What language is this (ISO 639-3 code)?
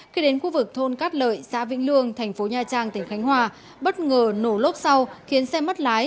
vie